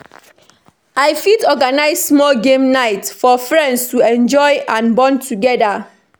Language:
Nigerian Pidgin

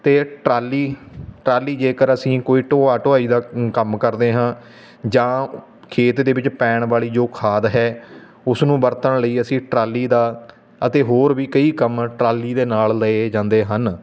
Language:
Punjabi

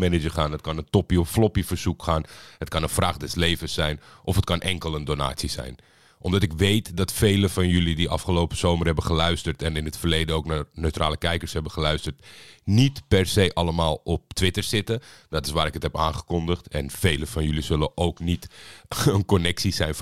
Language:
Dutch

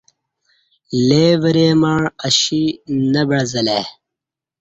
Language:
Kati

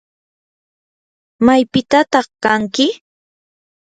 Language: Yanahuanca Pasco Quechua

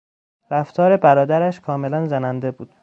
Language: Persian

